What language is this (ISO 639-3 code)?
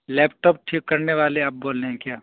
urd